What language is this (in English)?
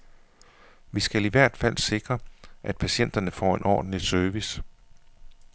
Danish